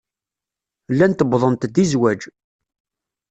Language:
Kabyle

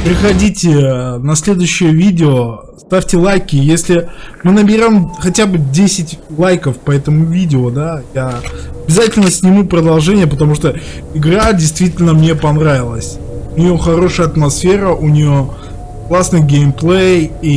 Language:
Russian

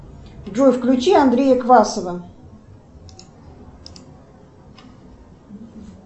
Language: Russian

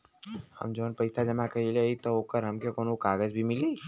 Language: Bhojpuri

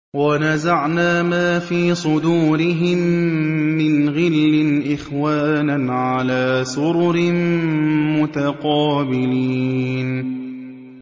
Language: Arabic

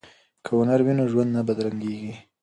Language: Pashto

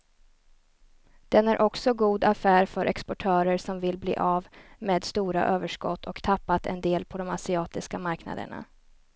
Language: Swedish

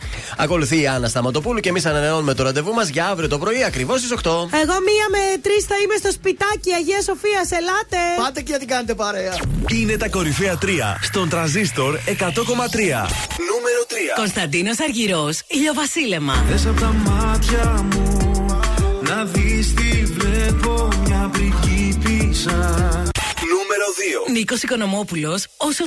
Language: Greek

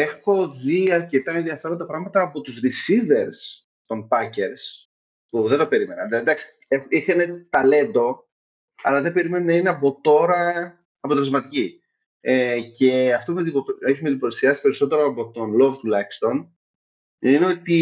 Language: Greek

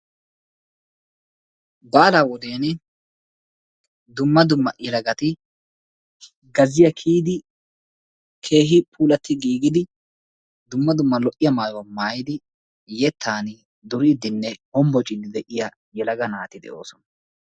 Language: Wolaytta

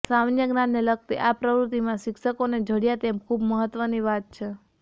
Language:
Gujarati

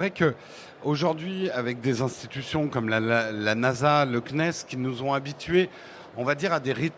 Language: French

